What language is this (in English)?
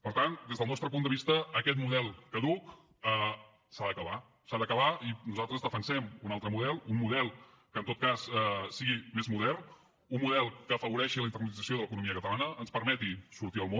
Catalan